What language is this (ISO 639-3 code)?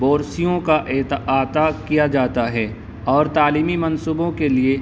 urd